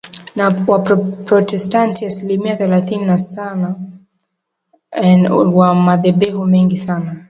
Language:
Swahili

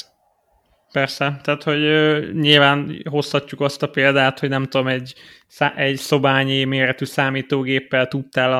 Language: Hungarian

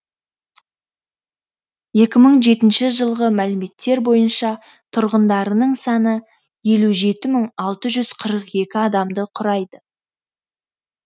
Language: Kazakh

